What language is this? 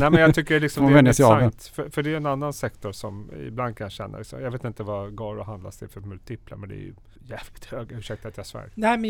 Swedish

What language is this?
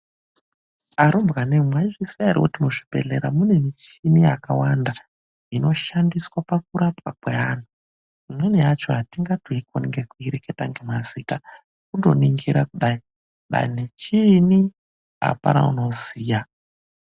Ndau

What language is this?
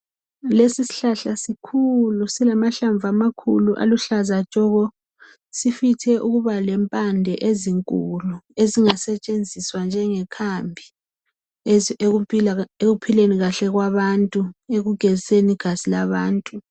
North Ndebele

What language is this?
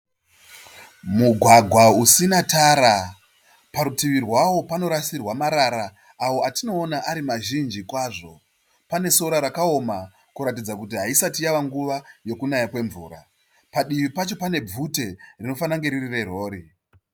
Shona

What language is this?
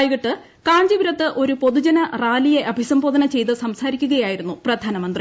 Malayalam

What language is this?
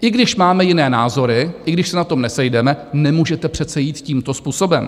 Czech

